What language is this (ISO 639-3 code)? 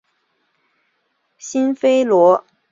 zho